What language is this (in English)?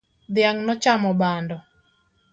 Luo (Kenya and Tanzania)